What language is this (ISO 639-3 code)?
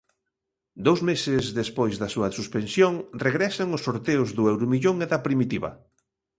glg